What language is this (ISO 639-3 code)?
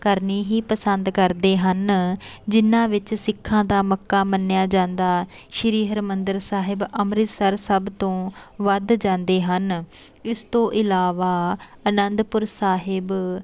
pan